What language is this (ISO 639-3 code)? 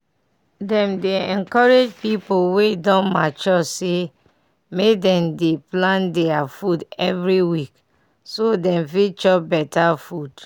pcm